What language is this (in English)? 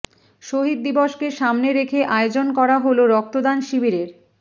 Bangla